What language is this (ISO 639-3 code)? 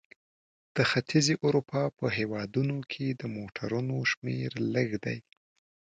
pus